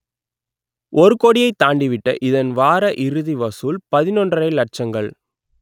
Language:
Tamil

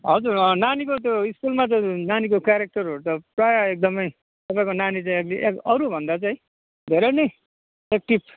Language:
Nepali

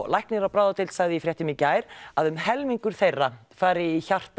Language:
Icelandic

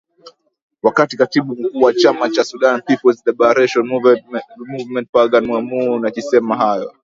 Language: Swahili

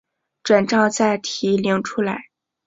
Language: Chinese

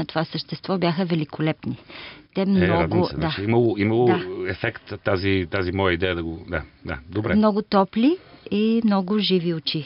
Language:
Bulgarian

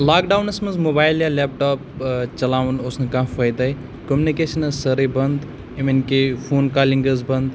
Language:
Kashmiri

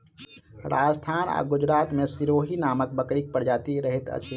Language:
Maithili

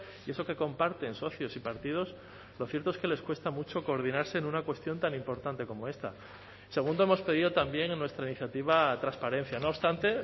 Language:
Spanish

